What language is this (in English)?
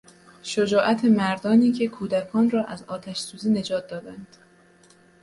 Persian